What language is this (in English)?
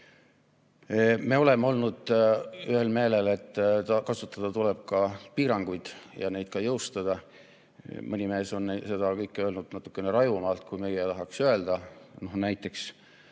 Estonian